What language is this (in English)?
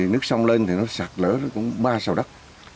Vietnamese